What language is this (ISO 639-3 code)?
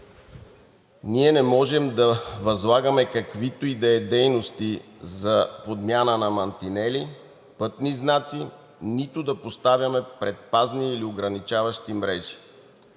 bul